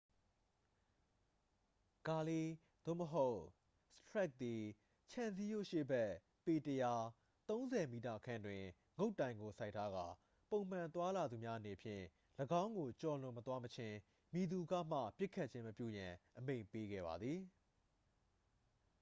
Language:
Burmese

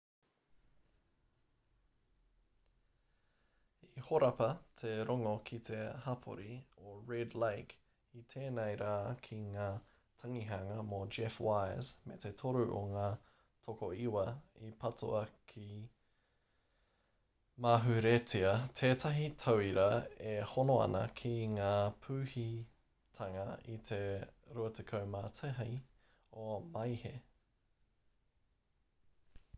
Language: Māori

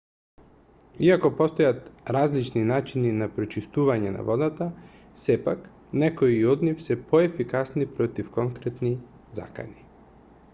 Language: Macedonian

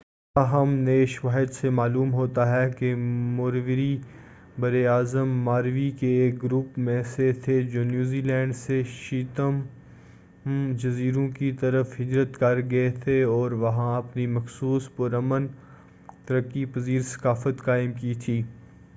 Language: Urdu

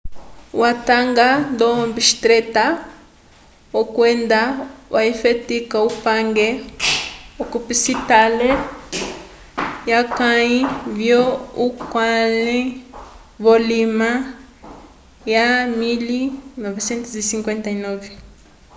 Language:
Umbundu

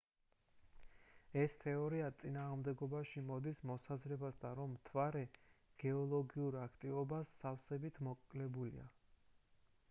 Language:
Georgian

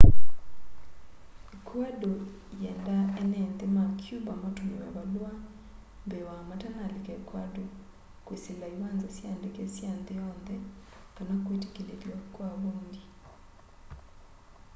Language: Kamba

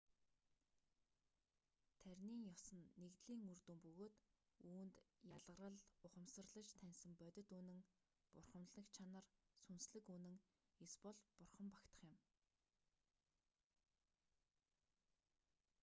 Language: Mongolian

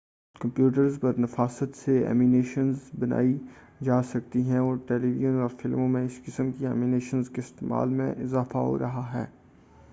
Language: Urdu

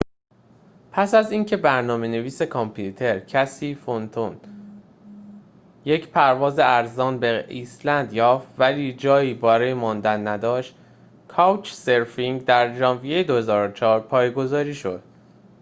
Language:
Persian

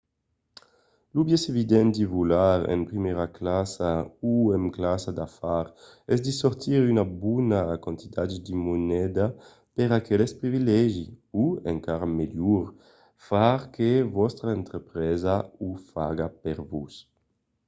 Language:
Occitan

